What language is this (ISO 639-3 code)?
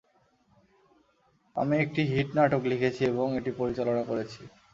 ben